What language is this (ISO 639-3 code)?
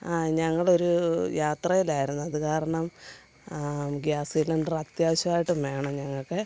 mal